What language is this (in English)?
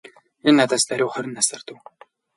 Mongolian